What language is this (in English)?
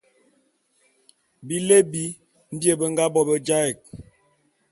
Bulu